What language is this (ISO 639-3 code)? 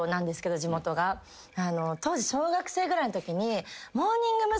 jpn